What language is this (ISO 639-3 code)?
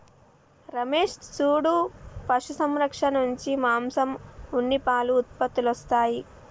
tel